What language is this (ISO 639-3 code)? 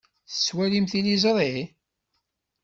kab